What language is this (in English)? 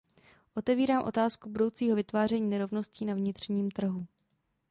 Czech